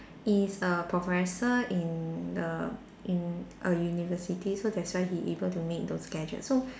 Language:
English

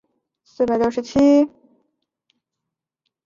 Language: Chinese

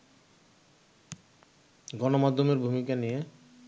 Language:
Bangla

